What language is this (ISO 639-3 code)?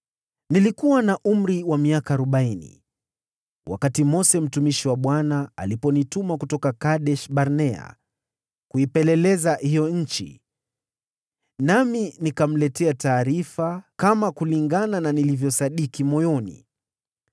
swa